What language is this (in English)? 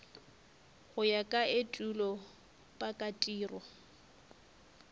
Northern Sotho